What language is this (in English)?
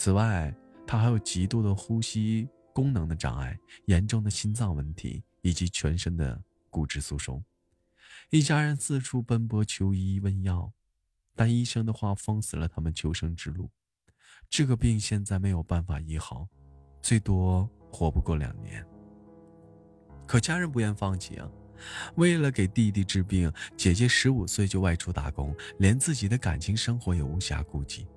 Chinese